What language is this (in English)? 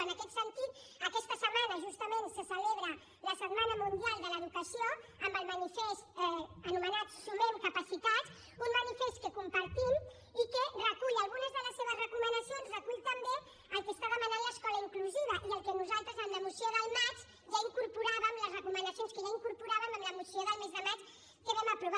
Catalan